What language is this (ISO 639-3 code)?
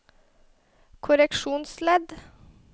nor